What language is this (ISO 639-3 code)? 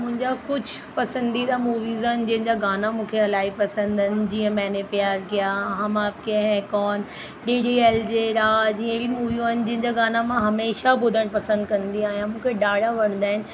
snd